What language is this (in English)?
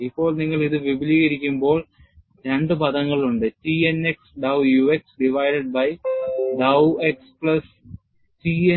Malayalam